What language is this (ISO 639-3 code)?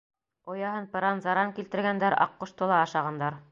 bak